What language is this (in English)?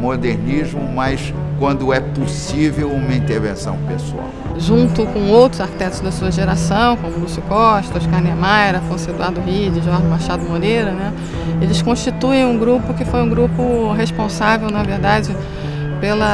Portuguese